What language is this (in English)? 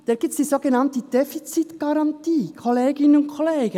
Swiss German